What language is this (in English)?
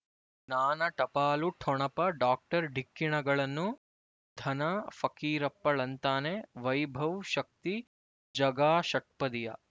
Kannada